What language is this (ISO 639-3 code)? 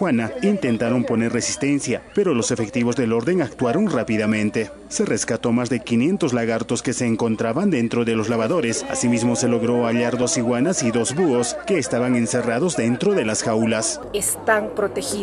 spa